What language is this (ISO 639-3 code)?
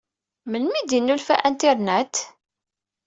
kab